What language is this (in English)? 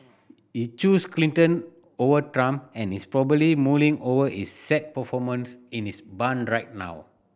English